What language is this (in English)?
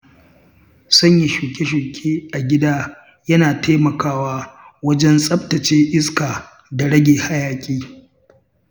Hausa